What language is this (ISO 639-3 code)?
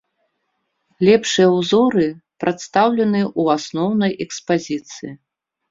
bel